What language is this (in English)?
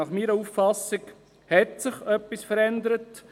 Swiss German